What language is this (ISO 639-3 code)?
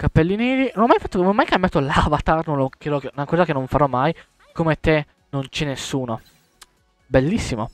ita